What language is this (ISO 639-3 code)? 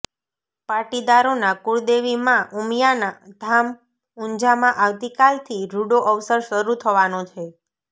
guj